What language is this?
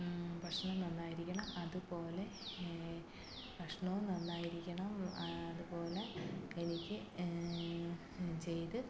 Malayalam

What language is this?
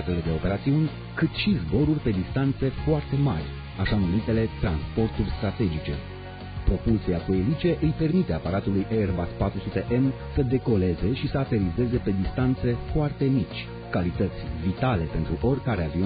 Romanian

